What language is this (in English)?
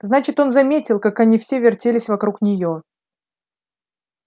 Russian